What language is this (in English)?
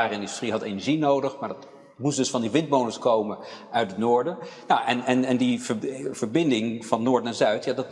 Dutch